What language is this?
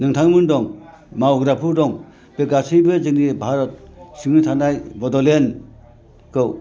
Bodo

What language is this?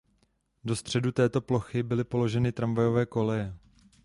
Czech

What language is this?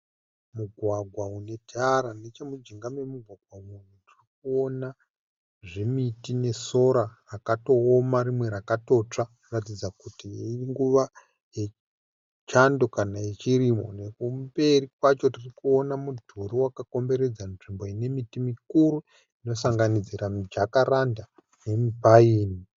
Shona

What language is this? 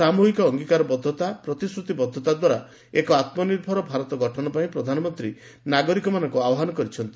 Odia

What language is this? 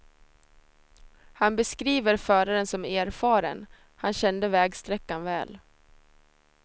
Swedish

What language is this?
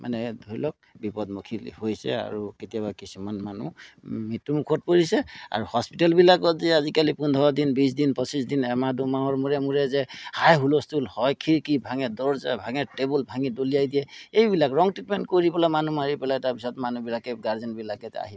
Assamese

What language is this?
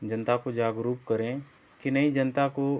Hindi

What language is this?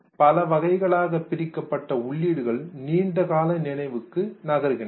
Tamil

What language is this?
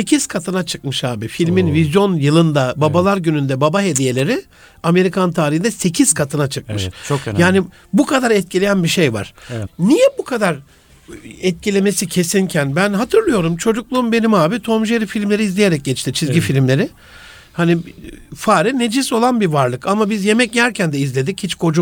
Turkish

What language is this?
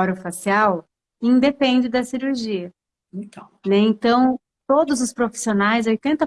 Portuguese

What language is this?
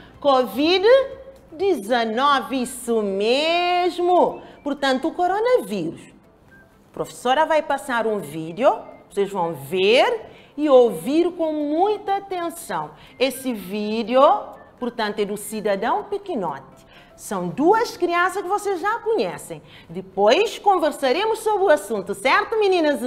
Portuguese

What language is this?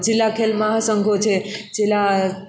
Gujarati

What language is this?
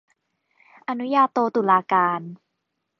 Thai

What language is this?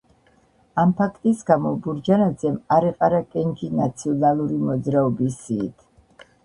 Georgian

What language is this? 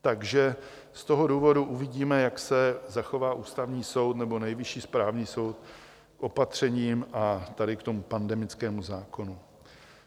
Czech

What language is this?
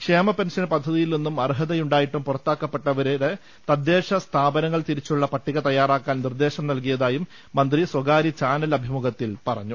Malayalam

